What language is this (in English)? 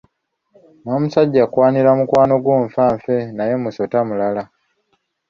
Ganda